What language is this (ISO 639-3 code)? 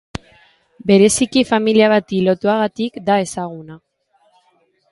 eus